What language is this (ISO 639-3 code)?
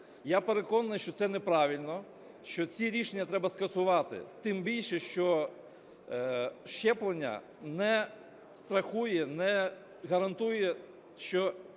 ukr